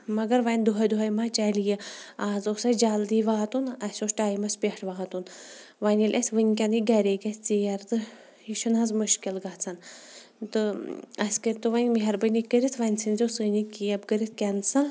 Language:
Kashmiri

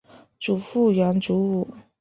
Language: Chinese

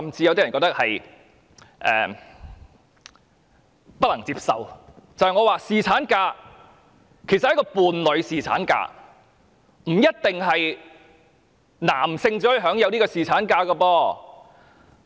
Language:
Cantonese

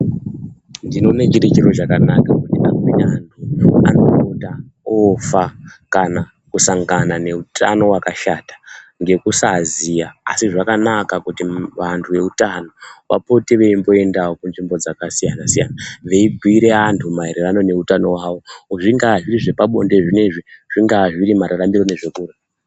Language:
Ndau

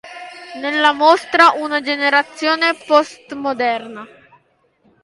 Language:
Italian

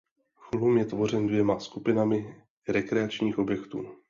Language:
Czech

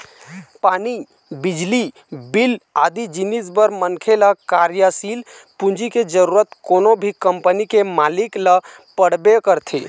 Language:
Chhattisgarhi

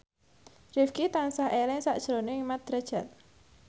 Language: Javanese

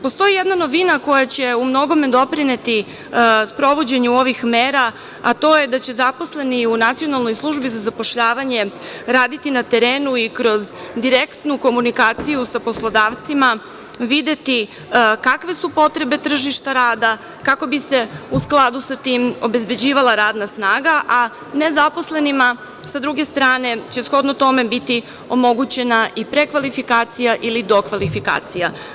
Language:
Serbian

